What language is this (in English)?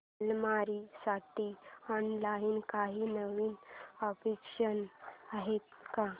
Marathi